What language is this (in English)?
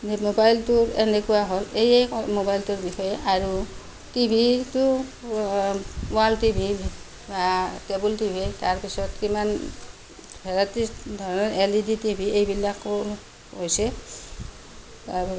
Assamese